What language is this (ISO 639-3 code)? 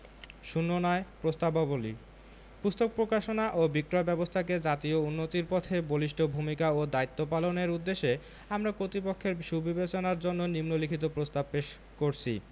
ben